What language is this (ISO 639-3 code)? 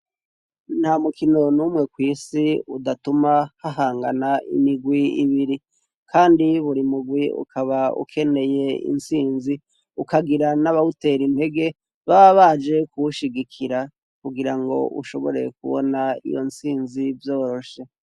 run